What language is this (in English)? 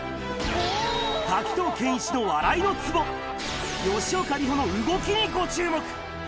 Japanese